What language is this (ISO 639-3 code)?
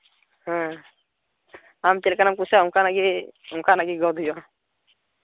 sat